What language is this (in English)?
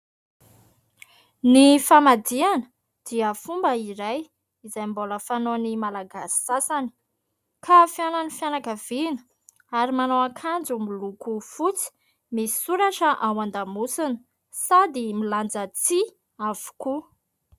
Malagasy